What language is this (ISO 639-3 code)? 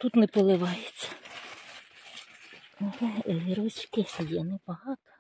ukr